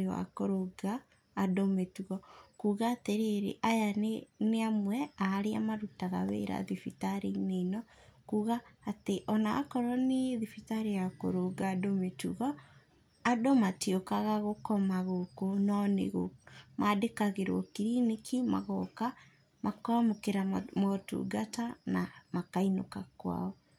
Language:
Kikuyu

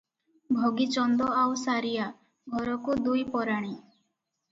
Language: Odia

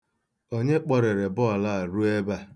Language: Igbo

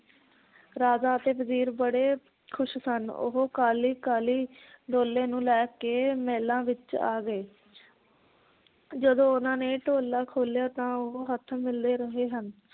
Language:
Punjabi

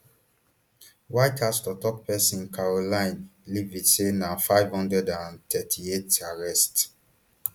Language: Nigerian Pidgin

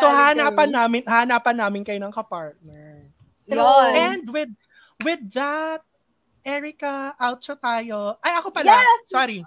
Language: Filipino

